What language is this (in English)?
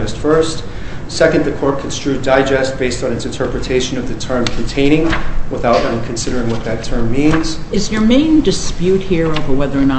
English